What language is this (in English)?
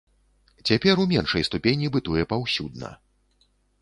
Belarusian